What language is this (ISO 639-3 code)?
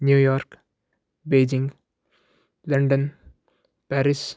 san